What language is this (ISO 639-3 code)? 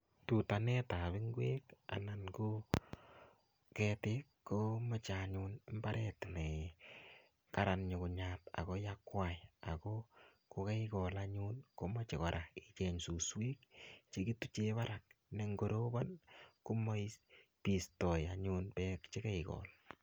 kln